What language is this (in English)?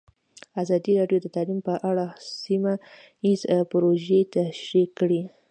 Pashto